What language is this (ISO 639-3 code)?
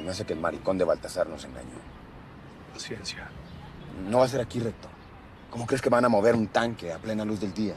spa